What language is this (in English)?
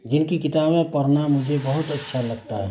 Urdu